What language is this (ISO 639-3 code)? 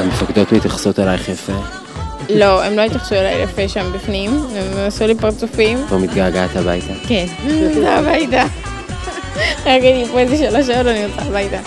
heb